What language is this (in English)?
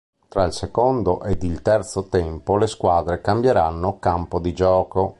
Italian